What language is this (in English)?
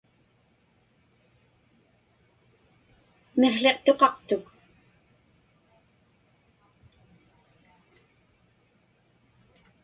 Inupiaq